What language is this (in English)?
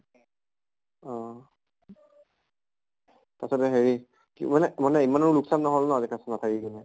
Assamese